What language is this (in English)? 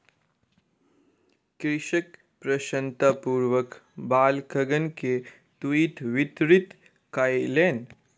Maithili